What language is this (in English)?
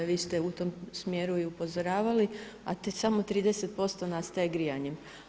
Croatian